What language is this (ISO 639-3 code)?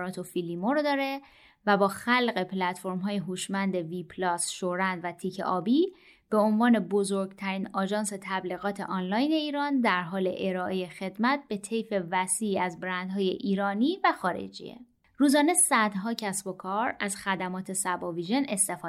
fas